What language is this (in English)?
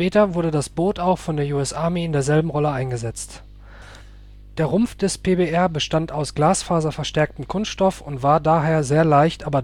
German